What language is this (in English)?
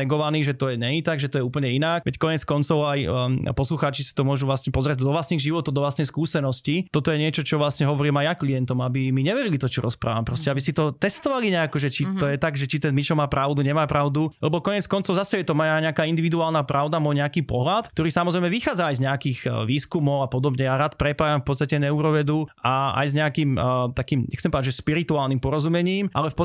Slovak